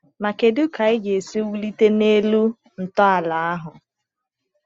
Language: Igbo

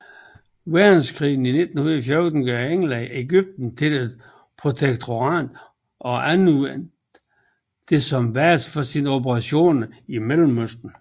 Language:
Danish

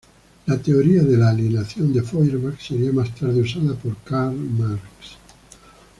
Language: Spanish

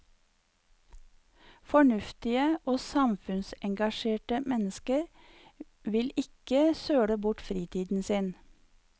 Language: Norwegian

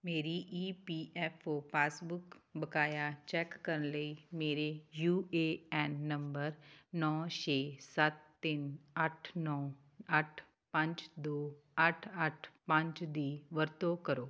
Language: Punjabi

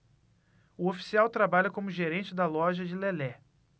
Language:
Portuguese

